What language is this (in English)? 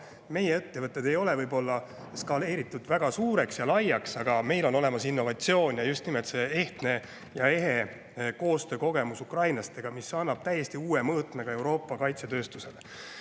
Estonian